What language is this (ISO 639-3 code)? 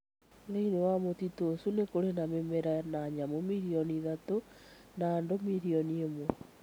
kik